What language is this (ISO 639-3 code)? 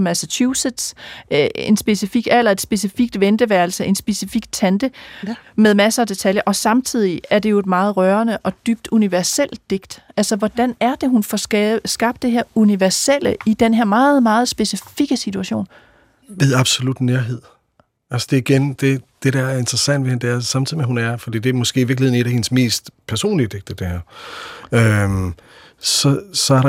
dan